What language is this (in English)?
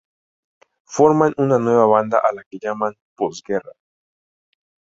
Spanish